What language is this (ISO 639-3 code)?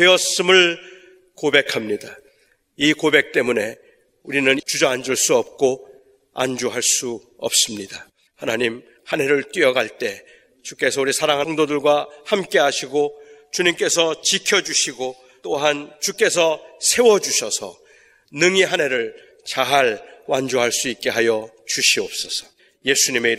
kor